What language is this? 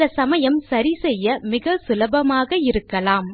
Tamil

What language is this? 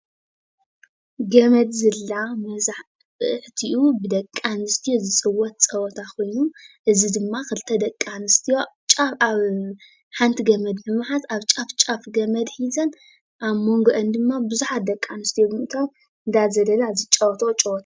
Tigrinya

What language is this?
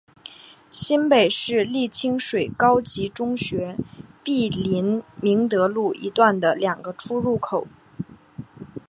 Chinese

